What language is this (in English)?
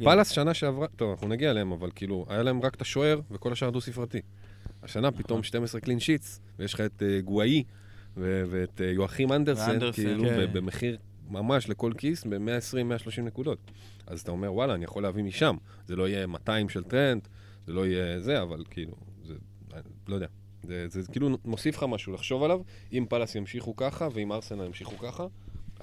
Hebrew